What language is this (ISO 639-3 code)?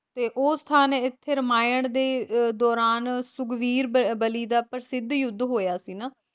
pan